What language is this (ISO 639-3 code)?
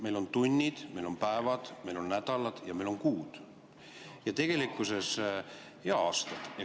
est